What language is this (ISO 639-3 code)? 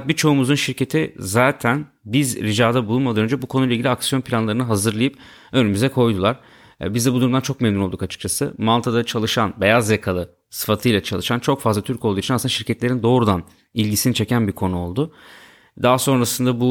tur